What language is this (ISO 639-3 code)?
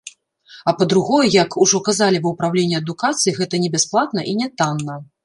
bel